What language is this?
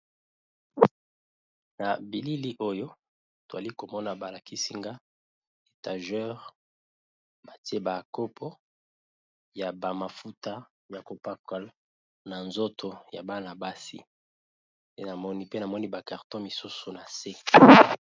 Lingala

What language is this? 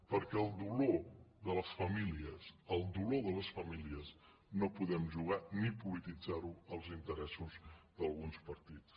Catalan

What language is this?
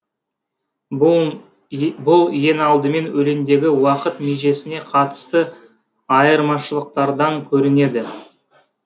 Kazakh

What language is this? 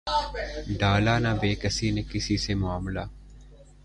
Urdu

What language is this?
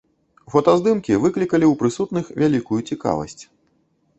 Belarusian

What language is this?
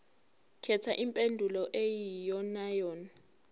Zulu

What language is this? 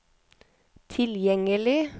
Norwegian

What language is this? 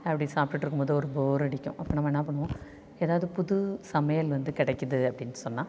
Tamil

